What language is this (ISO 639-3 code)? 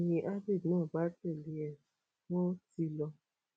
yor